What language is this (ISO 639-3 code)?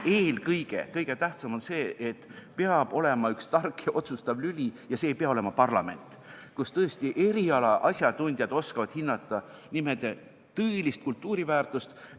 est